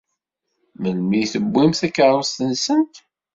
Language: Kabyle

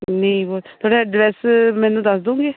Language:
Punjabi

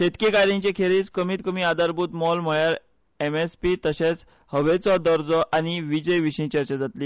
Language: Konkani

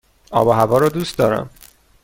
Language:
Persian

